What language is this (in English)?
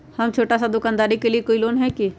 Magahi